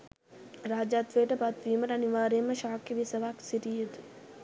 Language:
Sinhala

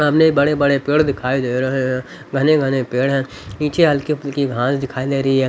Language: Hindi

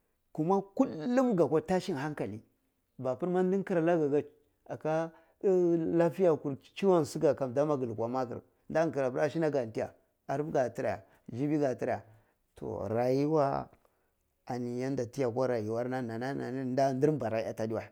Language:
Cibak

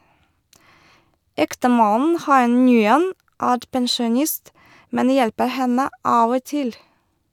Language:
Norwegian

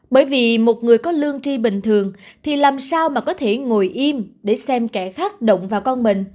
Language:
Vietnamese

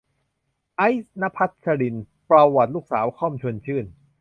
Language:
Thai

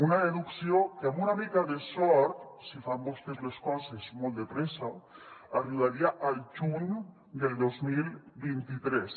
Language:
Catalan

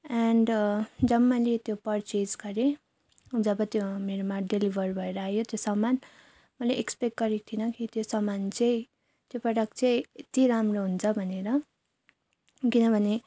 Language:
Nepali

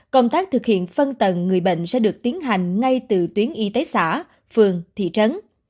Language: Vietnamese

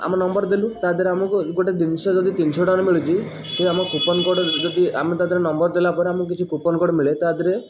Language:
Odia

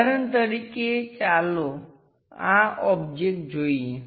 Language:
Gujarati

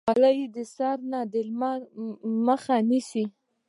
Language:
Pashto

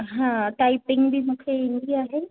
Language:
Sindhi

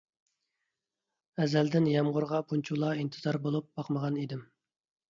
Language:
Uyghur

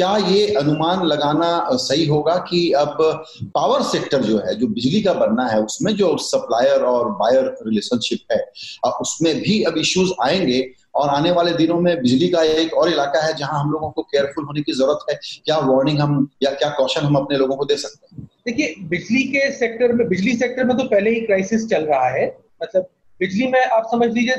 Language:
Hindi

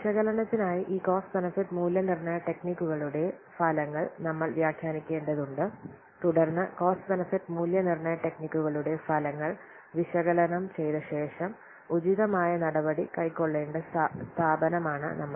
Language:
Malayalam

